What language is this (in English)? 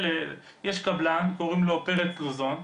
Hebrew